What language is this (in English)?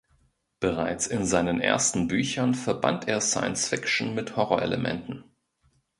German